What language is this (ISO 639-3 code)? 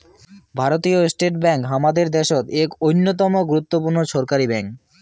ben